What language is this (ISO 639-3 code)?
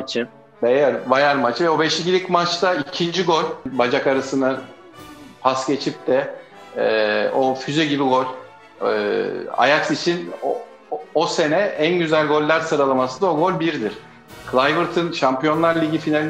tur